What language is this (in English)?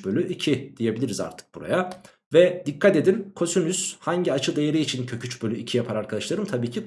Turkish